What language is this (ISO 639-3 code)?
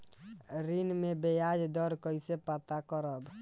bho